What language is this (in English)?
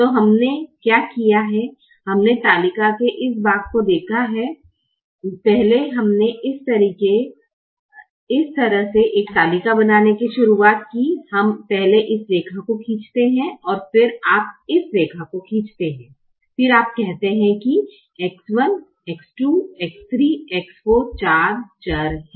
Hindi